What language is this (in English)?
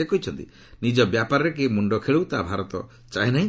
Odia